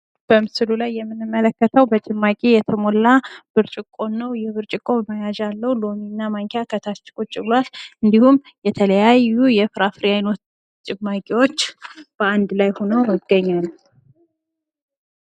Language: Amharic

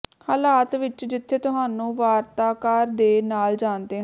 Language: Punjabi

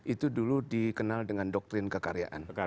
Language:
Indonesian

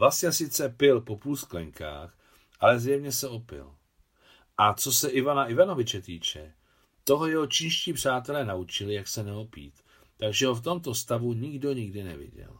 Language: Czech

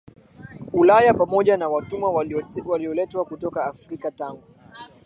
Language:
Swahili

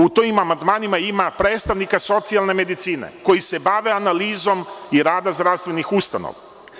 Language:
Serbian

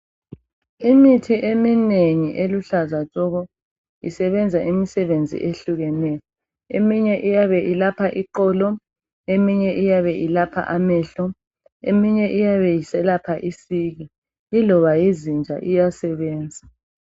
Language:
North Ndebele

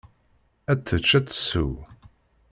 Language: Kabyle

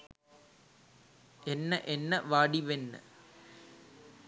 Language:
Sinhala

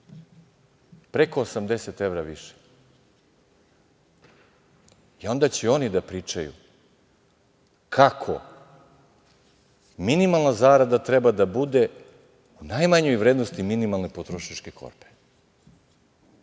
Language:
Serbian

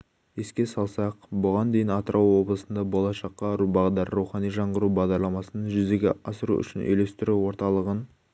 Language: Kazakh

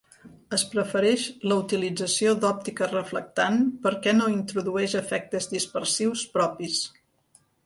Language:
Catalan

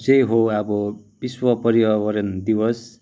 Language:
Nepali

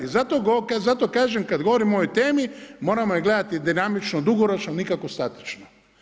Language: Croatian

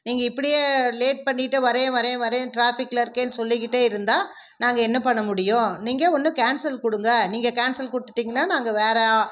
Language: Tamil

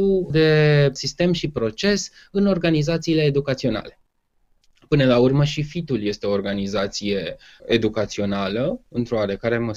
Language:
Romanian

